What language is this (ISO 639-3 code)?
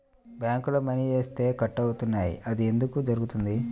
tel